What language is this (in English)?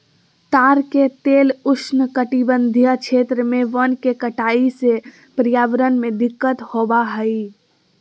Magahi